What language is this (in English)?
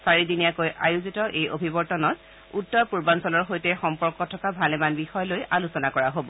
Assamese